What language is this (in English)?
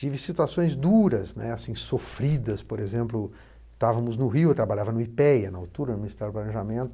Portuguese